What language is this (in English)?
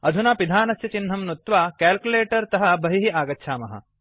Sanskrit